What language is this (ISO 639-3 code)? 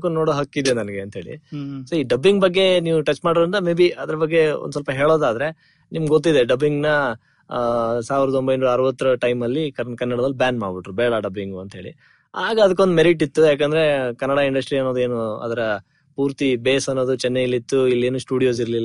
kan